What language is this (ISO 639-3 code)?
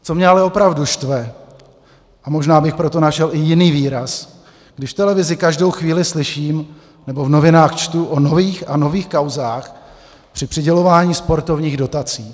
ces